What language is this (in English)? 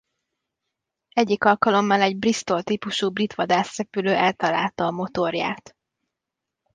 Hungarian